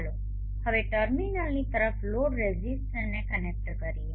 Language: Gujarati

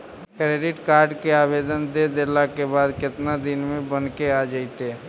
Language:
Magahi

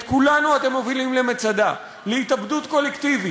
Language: Hebrew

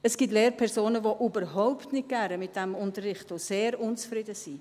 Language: Swiss German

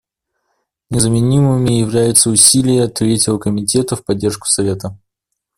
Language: Russian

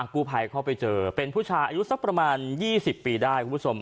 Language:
Thai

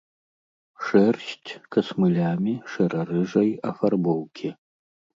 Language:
Belarusian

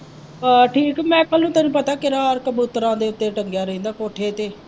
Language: Punjabi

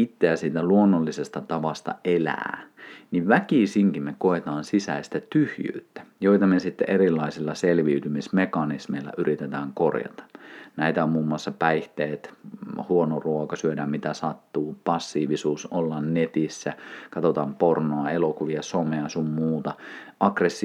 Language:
Finnish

